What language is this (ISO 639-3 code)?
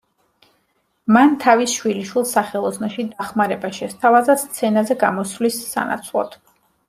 kat